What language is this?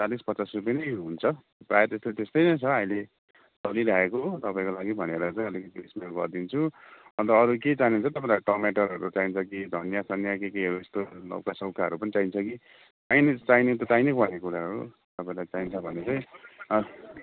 Nepali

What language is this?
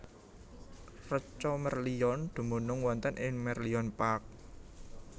Javanese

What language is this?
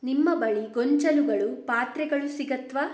Kannada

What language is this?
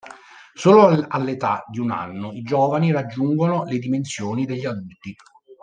Italian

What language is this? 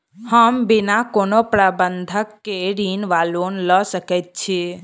Maithili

